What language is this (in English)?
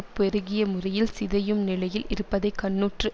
Tamil